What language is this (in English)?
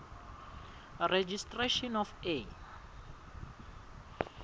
Swati